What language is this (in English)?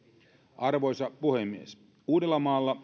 Finnish